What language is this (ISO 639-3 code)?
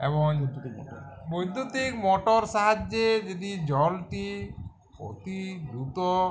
ben